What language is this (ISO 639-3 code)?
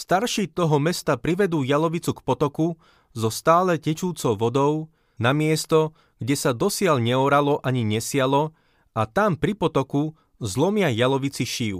slk